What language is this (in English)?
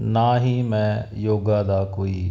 Punjabi